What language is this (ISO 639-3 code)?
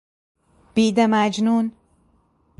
fas